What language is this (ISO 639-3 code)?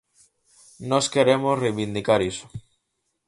glg